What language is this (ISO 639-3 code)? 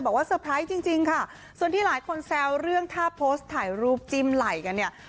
tha